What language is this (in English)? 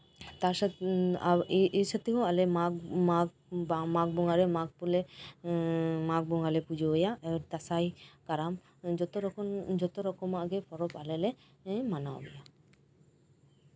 Santali